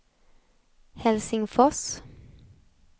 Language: Swedish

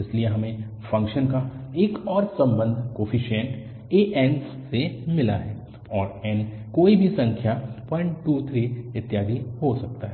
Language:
Hindi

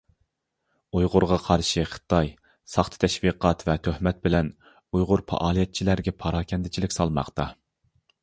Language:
Uyghur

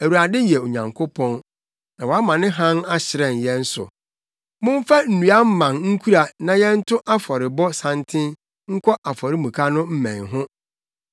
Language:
Akan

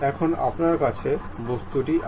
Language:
Bangla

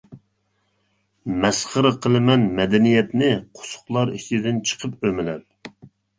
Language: Uyghur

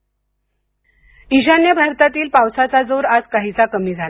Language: Marathi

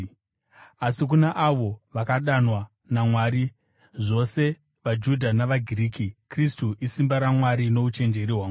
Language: Shona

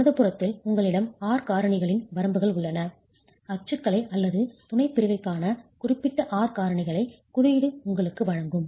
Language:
Tamil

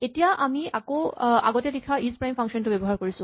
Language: Assamese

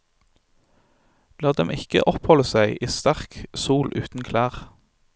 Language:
Norwegian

